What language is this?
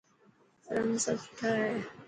Dhatki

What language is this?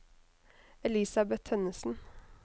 Norwegian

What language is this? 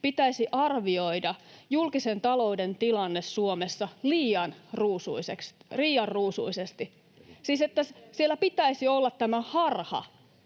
Finnish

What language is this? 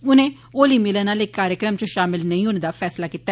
Dogri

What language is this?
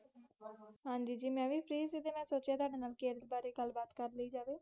Punjabi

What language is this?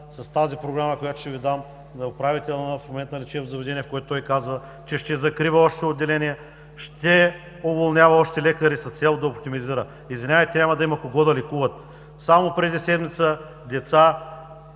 Bulgarian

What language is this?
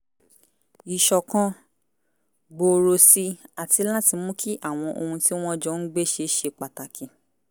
Yoruba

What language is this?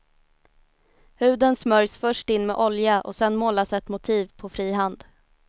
Swedish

